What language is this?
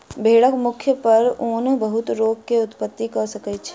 Maithili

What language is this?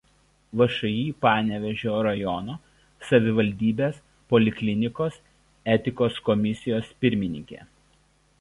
Lithuanian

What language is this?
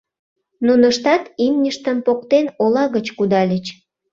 Mari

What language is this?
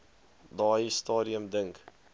Afrikaans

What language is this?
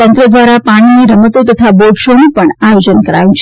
Gujarati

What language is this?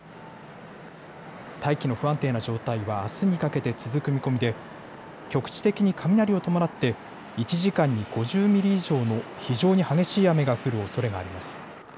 Japanese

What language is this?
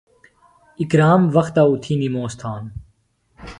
Phalura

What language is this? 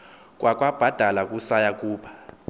Xhosa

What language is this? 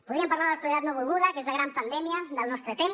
Catalan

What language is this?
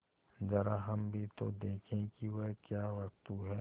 Hindi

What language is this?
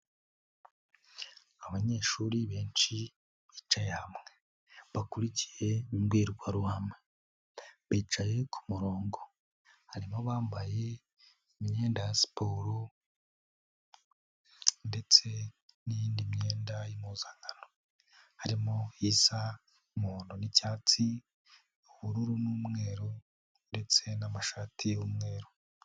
Kinyarwanda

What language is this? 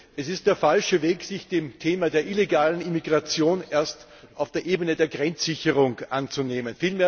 German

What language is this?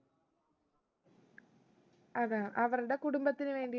Malayalam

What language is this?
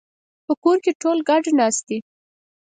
Pashto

